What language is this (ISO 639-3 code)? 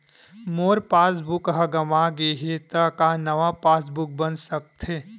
hne